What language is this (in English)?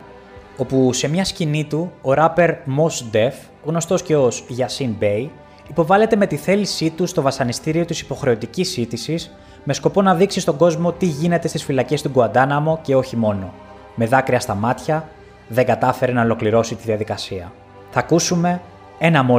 Greek